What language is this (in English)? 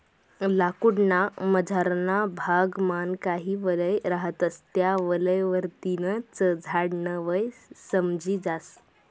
Marathi